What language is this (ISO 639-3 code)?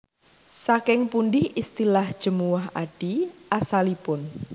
jav